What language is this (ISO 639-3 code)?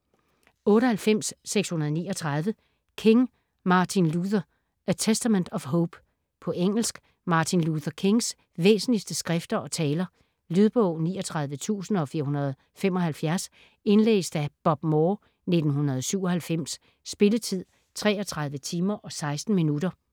dan